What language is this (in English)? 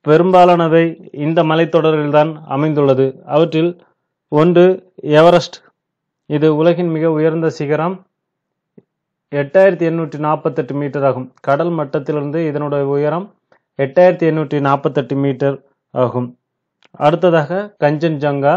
Hindi